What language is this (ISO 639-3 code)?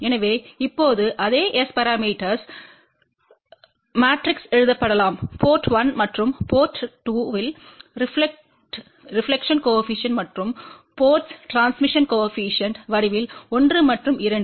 tam